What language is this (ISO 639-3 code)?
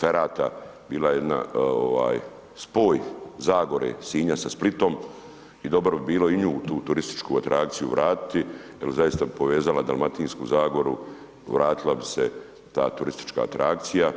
hrv